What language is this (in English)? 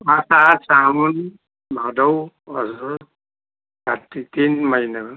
Nepali